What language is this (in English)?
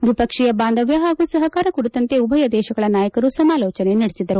Kannada